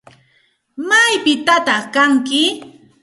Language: Santa Ana de Tusi Pasco Quechua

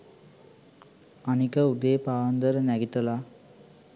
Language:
Sinhala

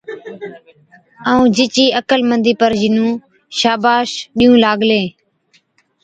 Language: Od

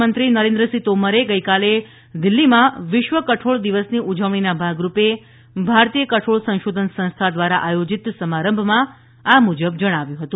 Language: Gujarati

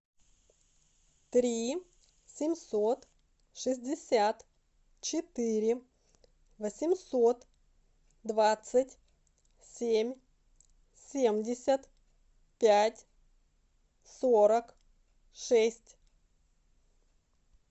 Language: Russian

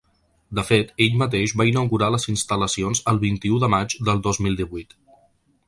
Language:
Catalan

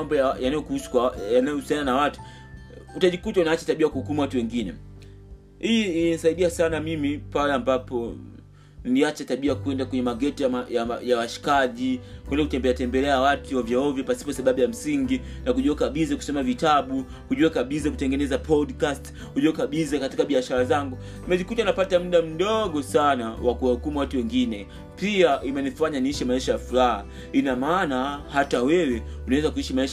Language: Swahili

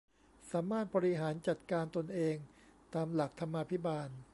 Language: Thai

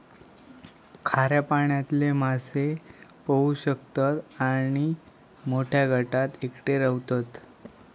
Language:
Marathi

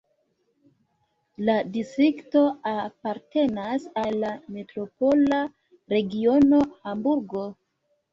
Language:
Esperanto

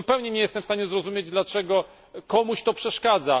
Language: Polish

